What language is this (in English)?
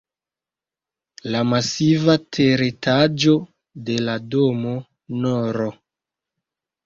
Esperanto